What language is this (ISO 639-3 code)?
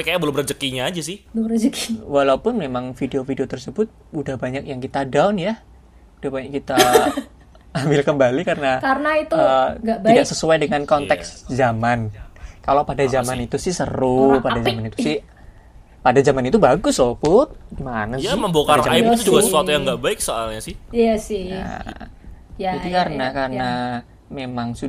ind